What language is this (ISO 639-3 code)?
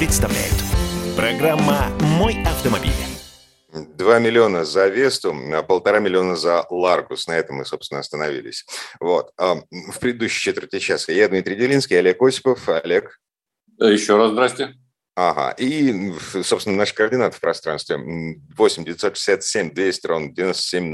rus